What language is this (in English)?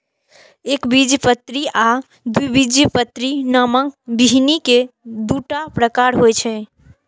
Maithili